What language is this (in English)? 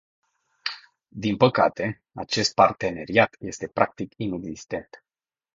Romanian